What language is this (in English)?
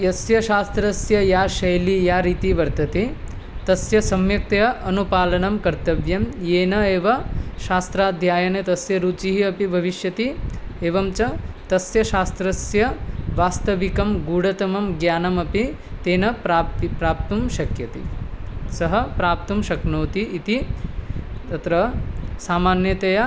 Sanskrit